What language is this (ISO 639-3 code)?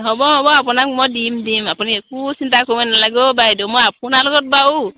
asm